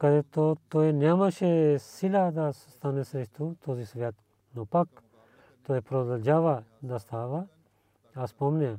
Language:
Bulgarian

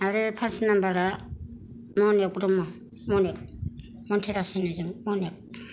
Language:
Bodo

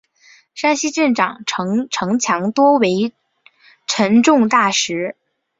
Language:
Chinese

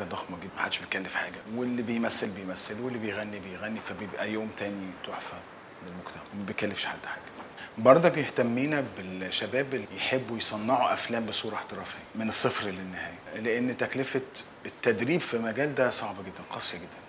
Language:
Arabic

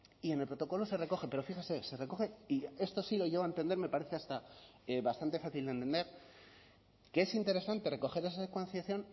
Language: Spanish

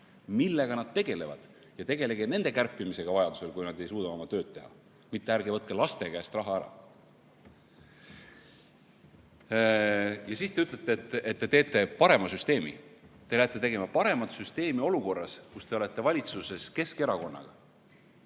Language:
Estonian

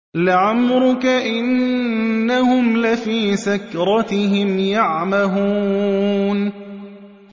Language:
Arabic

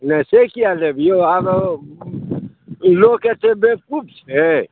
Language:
Maithili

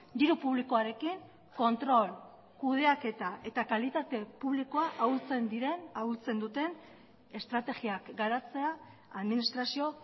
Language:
Basque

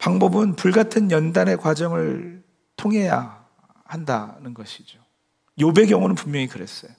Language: Korean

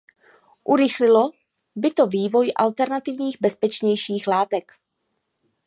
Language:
Czech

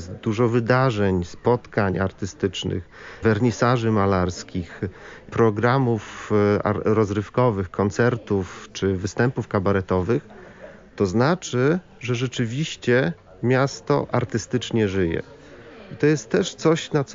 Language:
Polish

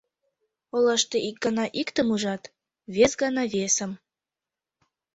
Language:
Mari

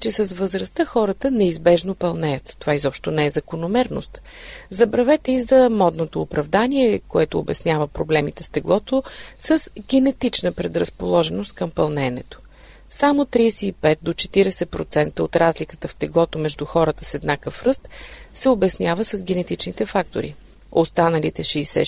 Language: Bulgarian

